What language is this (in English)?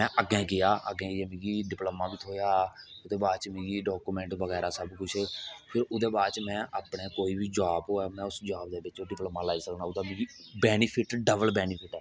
Dogri